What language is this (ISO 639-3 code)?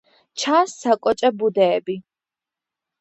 kat